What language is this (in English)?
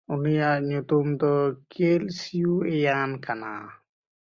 Santali